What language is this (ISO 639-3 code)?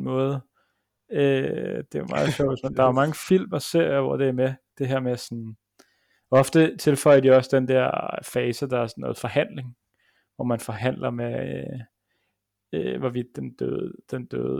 dan